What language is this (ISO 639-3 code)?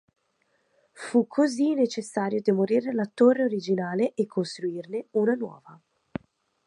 ita